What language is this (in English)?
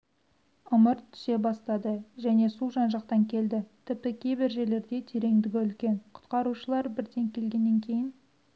Kazakh